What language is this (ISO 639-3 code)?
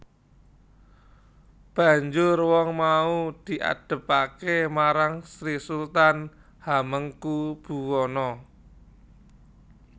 jav